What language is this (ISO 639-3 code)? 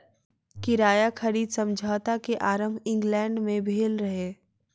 mai